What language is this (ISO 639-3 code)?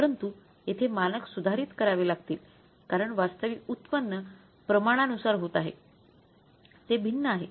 mar